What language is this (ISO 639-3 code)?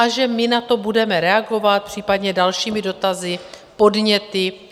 ces